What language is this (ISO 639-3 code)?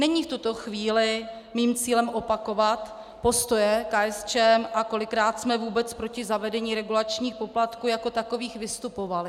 ces